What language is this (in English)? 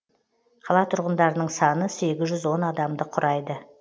Kazakh